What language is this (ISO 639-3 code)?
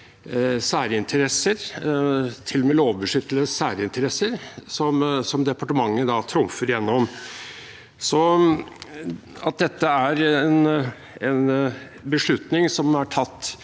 nor